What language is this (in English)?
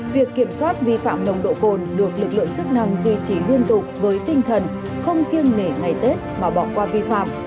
Vietnamese